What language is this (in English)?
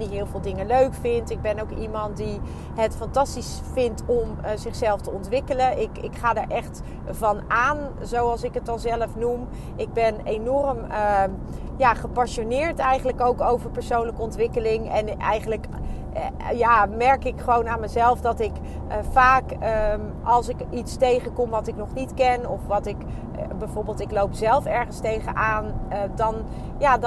Dutch